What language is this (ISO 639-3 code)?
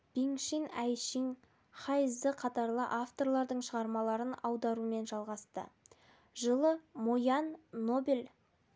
kaz